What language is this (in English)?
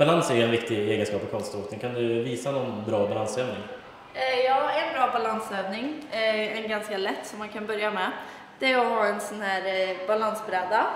Swedish